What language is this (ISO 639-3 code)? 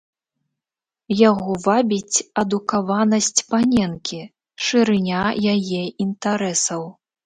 bel